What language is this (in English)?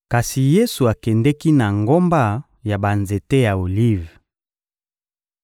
Lingala